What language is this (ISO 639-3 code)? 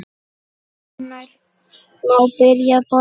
isl